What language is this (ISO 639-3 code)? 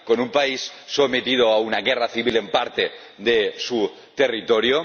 spa